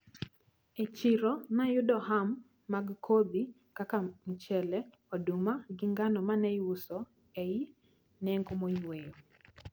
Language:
Luo (Kenya and Tanzania)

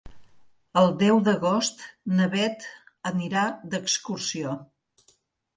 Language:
Catalan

